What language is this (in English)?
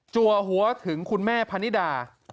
Thai